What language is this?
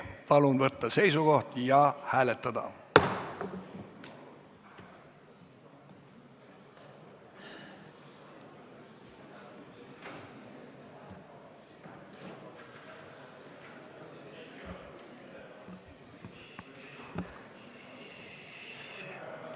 Estonian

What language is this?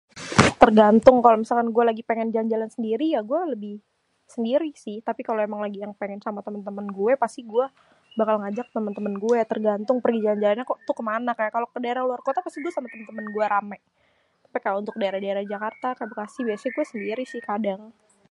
Betawi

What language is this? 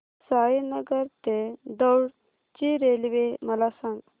Marathi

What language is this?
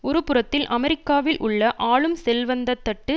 Tamil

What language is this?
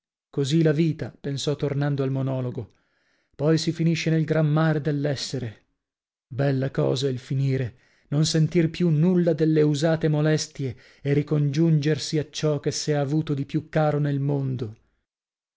Italian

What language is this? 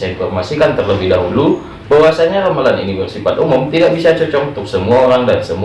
Indonesian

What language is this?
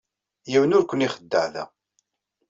Kabyle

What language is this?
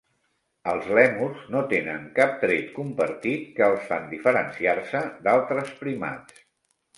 Catalan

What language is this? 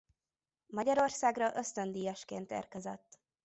Hungarian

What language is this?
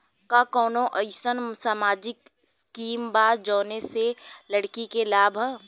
Bhojpuri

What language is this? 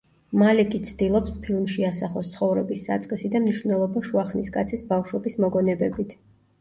Georgian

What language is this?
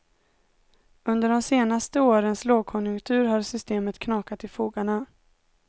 Swedish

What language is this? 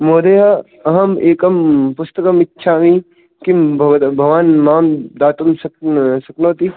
Sanskrit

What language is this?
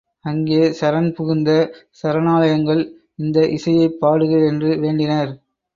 Tamil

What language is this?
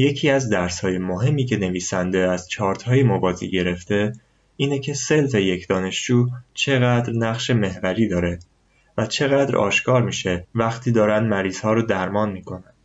Persian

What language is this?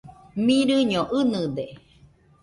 Nüpode Huitoto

